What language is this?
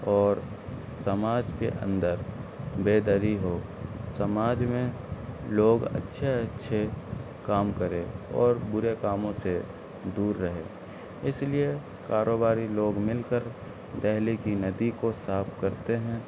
Urdu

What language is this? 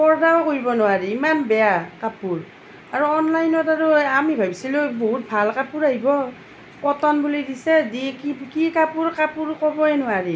Assamese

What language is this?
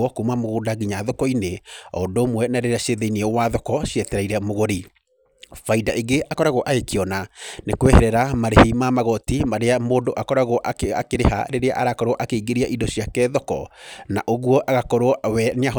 Kikuyu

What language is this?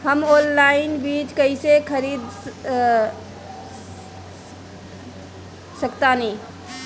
Bhojpuri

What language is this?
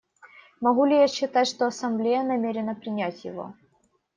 Russian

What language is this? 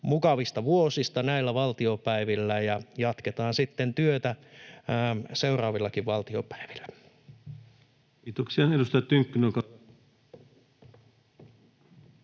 Finnish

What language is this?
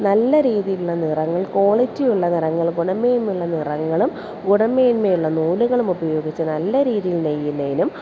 Malayalam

